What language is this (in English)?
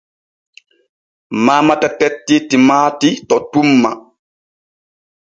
Borgu Fulfulde